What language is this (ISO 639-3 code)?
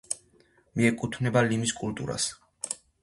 kat